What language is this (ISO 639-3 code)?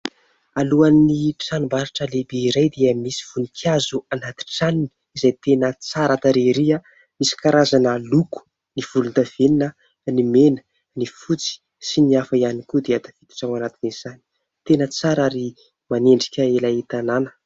mlg